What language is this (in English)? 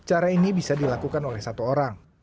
Indonesian